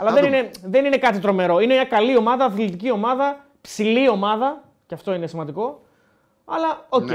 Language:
Greek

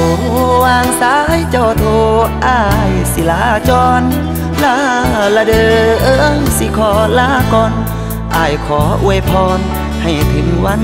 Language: Thai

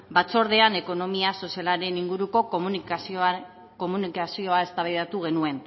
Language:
Basque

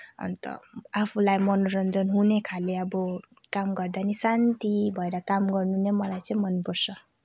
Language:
Nepali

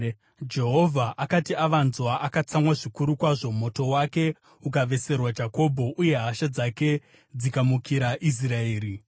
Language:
Shona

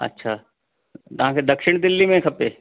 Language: Sindhi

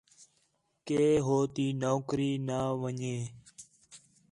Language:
Khetrani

